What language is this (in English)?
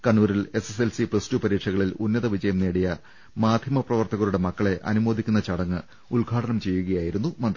Malayalam